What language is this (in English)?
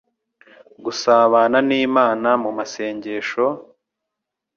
Kinyarwanda